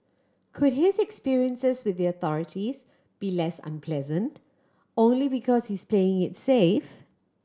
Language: English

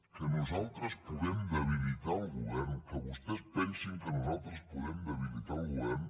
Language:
Catalan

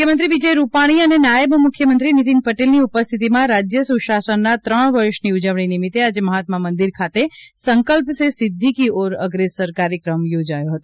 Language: Gujarati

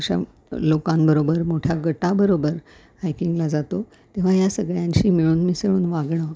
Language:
Marathi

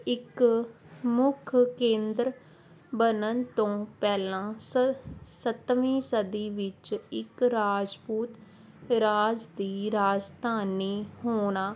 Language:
Punjabi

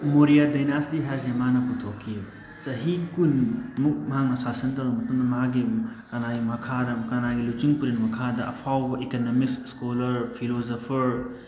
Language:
Manipuri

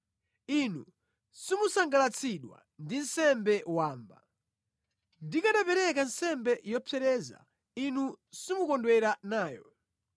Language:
Nyanja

